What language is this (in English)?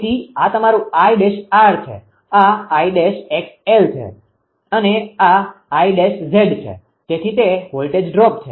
Gujarati